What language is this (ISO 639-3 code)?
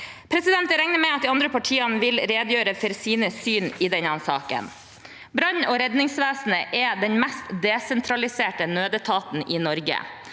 nor